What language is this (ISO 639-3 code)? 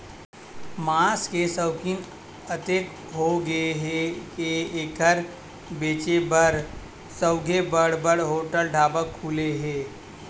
hne